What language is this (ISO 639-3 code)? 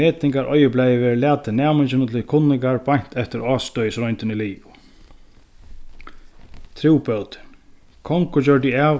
fao